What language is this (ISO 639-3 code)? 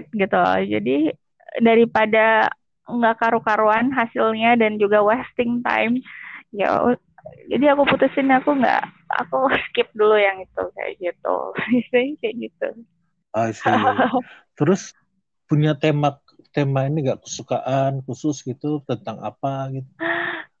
ind